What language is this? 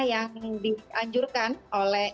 Indonesian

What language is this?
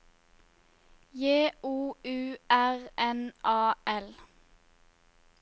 Norwegian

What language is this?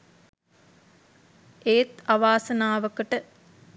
Sinhala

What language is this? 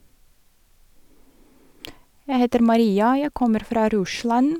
Norwegian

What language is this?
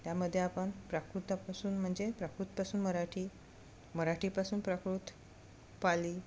Marathi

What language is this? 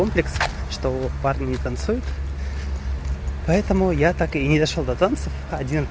Russian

